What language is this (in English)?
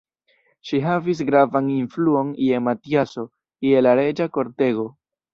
Esperanto